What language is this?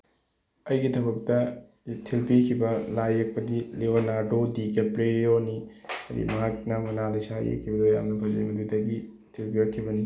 Manipuri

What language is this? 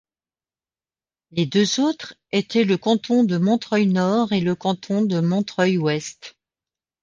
French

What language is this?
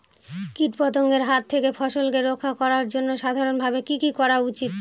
Bangla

